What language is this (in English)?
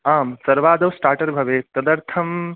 Sanskrit